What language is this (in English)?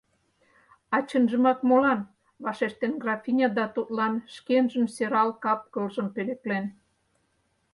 Mari